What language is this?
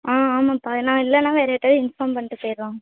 Tamil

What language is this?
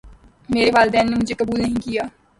Urdu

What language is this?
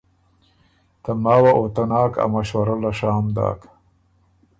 Ormuri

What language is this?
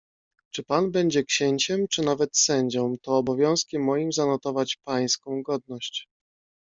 Polish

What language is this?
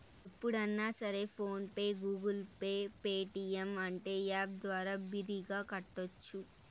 Telugu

